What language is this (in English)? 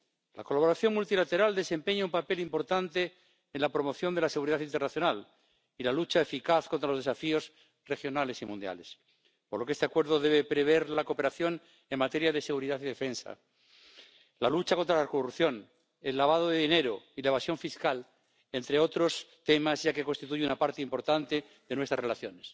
Spanish